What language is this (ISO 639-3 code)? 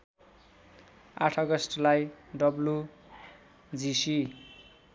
nep